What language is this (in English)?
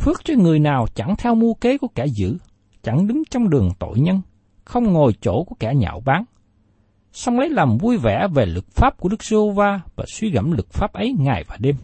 Vietnamese